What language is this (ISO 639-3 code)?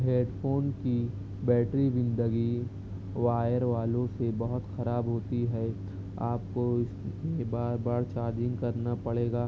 urd